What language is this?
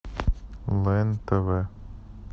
Russian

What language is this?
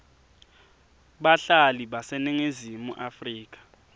Swati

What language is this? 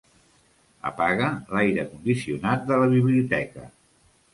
Catalan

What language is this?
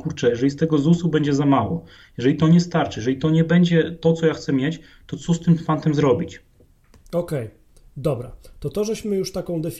Polish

